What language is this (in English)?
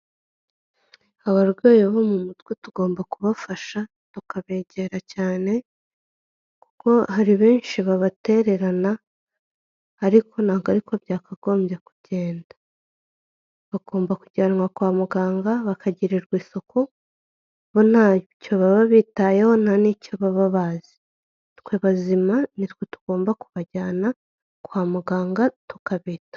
Kinyarwanda